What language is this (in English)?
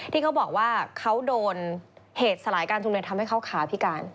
Thai